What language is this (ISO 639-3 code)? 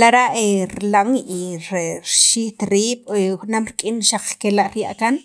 quv